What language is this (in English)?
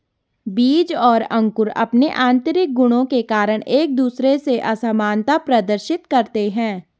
Hindi